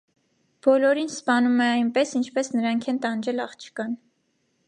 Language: Armenian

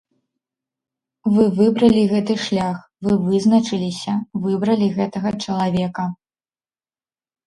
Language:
Belarusian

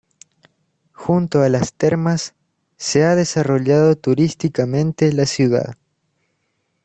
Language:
Spanish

